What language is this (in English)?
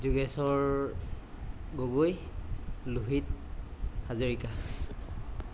Assamese